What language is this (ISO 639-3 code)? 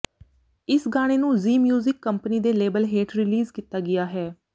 pan